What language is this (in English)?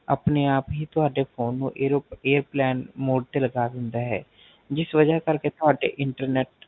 Punjabi